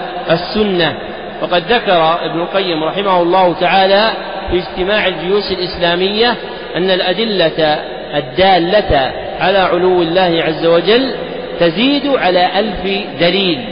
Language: Arabic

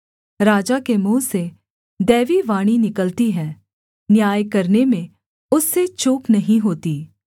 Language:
Hindi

